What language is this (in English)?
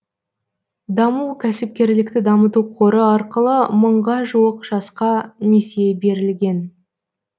Kazakh